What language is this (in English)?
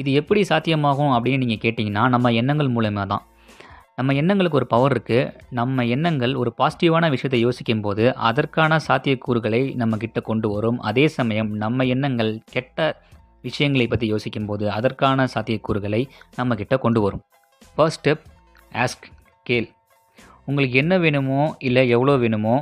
Tamil